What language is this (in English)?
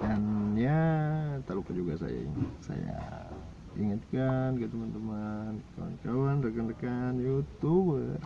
Indonesian